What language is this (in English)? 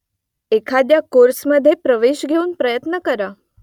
Marathi